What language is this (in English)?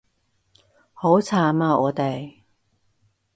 Cantonese